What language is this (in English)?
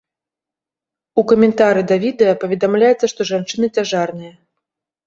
Belarusian